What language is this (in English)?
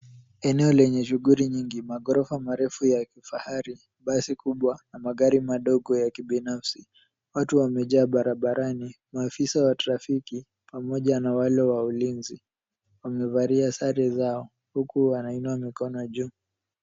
Swahili